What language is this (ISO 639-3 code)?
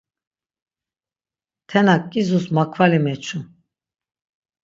lzz